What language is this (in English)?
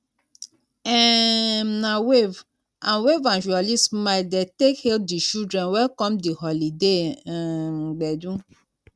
Nigerian Pidgin